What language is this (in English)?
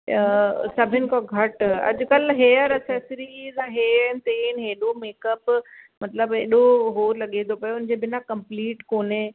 Sindhi